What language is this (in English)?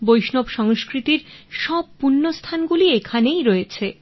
Bangla